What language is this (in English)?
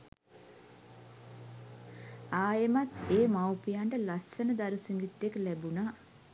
Sinhala